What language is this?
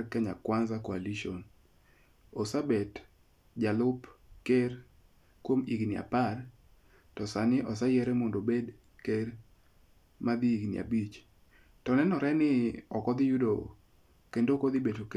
Luo (Kenya and Tanzania)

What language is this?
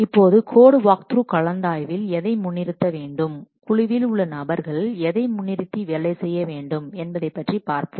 Tamil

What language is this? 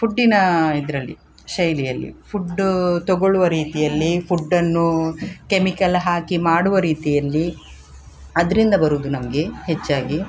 Kannada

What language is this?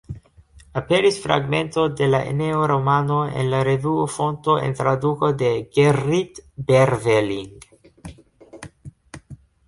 Esperanto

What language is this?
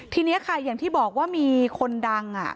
Thai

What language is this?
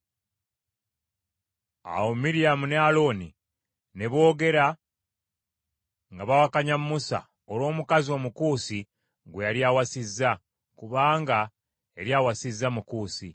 Ganda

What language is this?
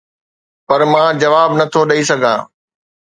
Sindhi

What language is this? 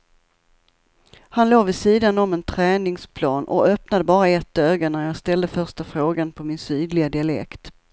Swedish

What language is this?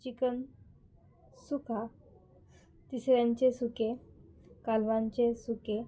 Konkani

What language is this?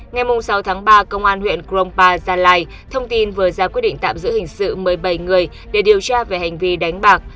Vietnamese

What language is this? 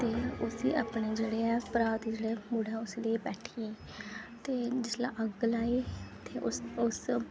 Dogri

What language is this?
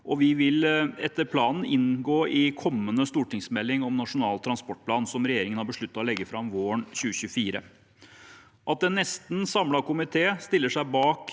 Norwegian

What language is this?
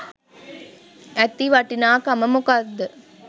Sinhala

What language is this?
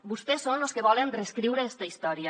Catalan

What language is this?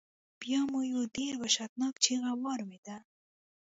Pashto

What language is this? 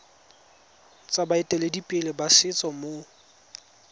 Tswana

